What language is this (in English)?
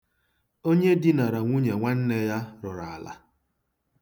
Igbo